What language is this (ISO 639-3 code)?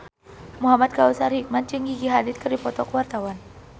sun